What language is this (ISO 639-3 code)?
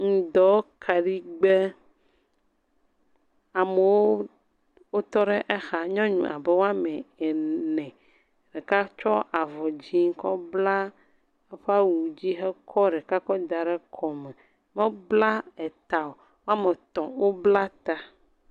ewe